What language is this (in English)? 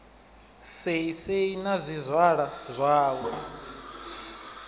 Venda